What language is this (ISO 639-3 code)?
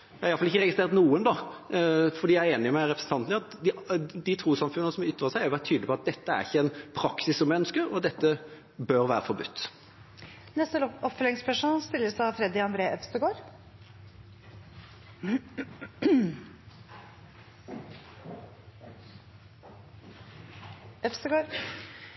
nob